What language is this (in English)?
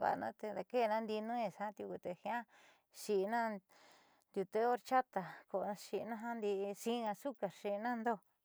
Southeastern Nochixtlán Mixtec